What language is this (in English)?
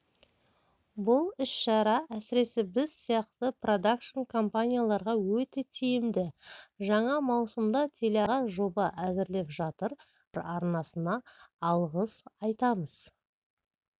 Kazakh